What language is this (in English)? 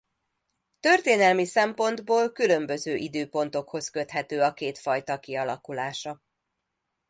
Hungarian